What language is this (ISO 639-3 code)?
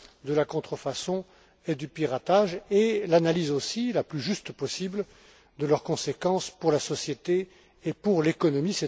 fra